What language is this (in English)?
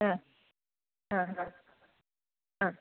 Malayalam